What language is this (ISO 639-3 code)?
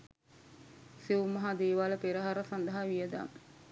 sin